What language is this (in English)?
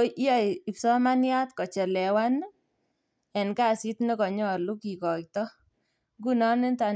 Kalenjin